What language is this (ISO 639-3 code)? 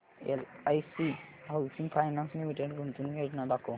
mar